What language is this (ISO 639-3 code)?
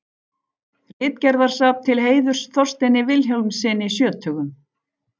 isl